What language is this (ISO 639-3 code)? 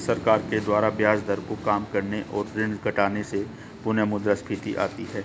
hin